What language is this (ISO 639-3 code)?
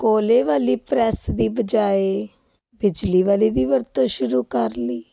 pan